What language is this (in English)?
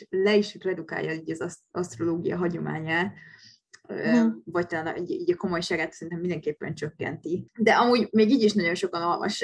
Hungarian